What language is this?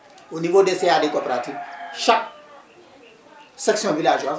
Wolof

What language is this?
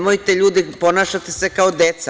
Serbian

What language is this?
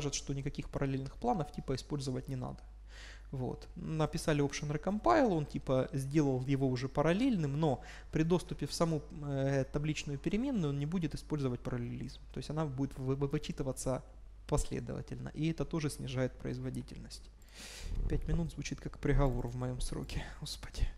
Russian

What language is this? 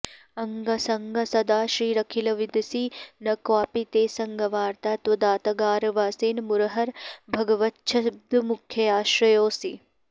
Sanskrit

